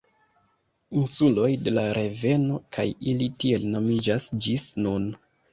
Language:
Esperanto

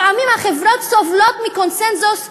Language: Hebrew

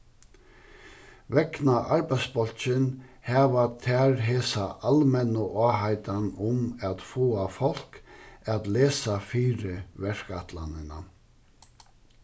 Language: Faroese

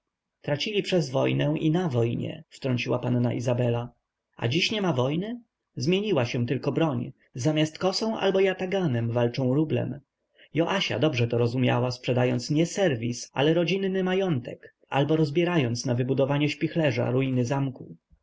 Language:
Polish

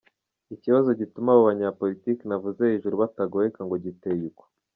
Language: Kinyarwanda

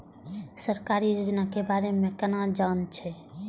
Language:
Maithili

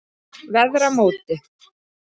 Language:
Icelandic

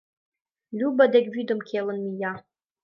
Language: Mari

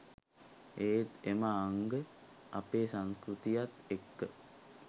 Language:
Sinhala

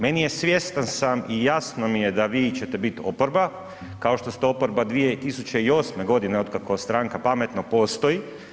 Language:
Croatian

